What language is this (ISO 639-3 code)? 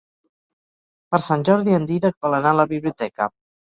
cat